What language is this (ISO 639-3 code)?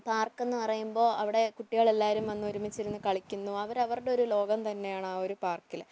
mal